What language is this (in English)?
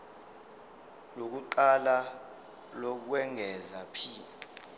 Zulu